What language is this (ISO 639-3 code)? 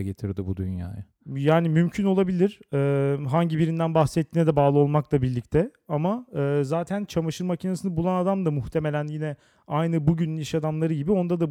tur